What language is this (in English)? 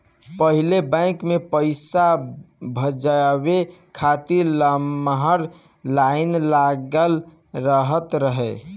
Bhojpuri